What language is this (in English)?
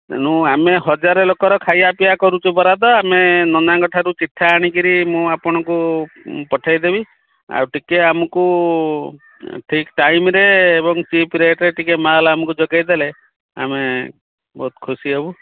Odia